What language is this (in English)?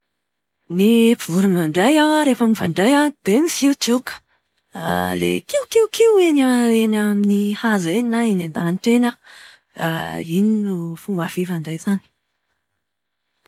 Malagasy